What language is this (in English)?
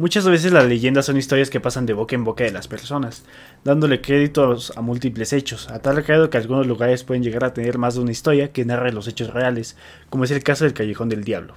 Spanish